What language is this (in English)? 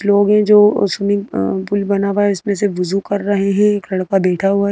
Hindi